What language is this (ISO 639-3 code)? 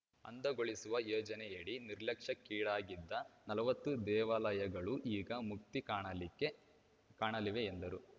kan